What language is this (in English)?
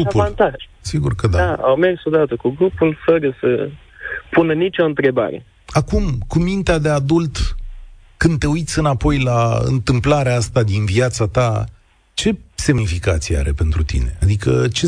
Romanian